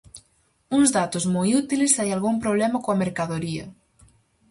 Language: Galician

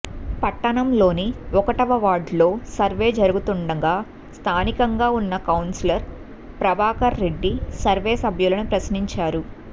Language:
Telugu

